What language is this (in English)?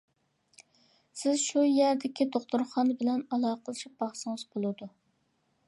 Uyghur